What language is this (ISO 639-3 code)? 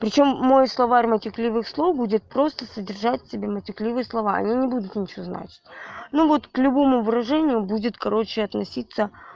rus